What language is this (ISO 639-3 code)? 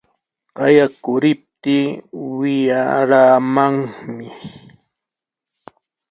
qws